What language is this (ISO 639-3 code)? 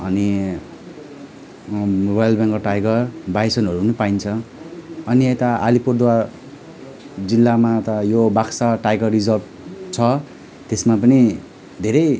nep